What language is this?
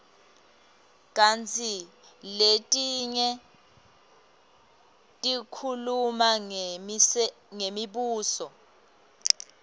Swati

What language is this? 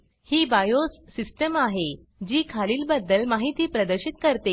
Marathi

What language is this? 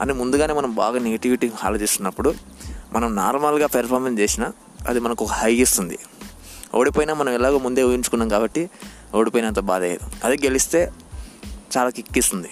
Telugu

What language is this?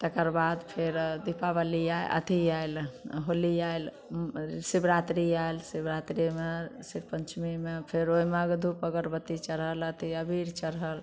Maithili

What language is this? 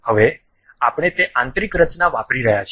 Gujarati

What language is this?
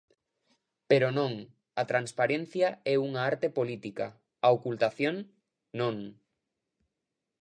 Galician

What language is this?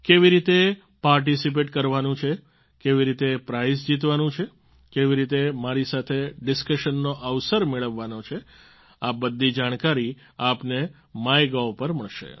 Gujarati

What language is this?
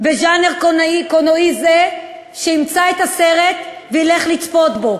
Hebrew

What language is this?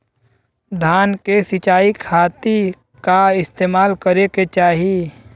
Bhojpuri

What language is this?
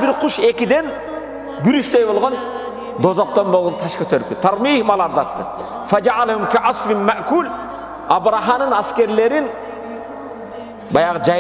Turkish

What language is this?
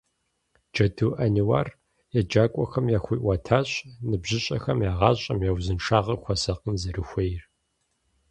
Kabardian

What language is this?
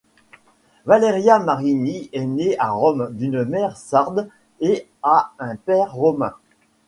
French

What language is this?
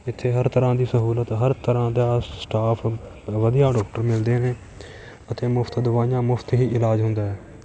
Punjabi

